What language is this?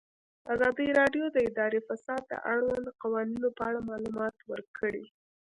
Pashto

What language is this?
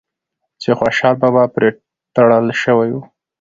Pashto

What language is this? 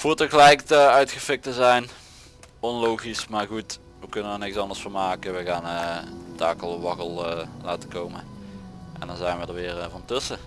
Dutch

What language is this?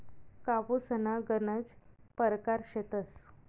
Marathi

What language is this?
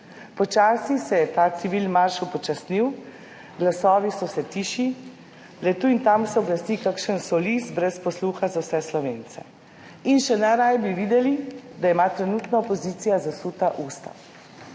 Slovenian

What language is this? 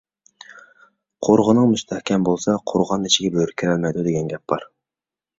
Uyghur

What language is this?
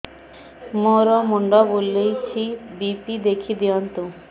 Odia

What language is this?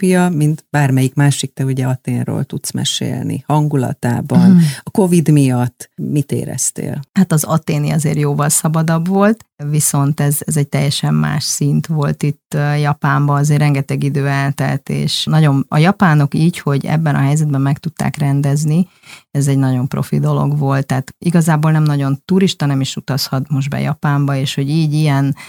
Hungarian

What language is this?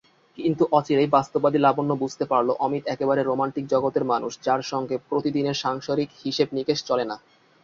Bangla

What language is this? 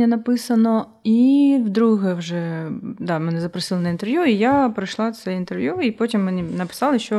Ukrainian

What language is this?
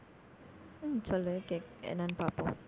Tamil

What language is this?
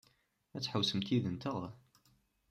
Kabyle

